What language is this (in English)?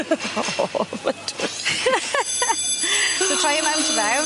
Welsh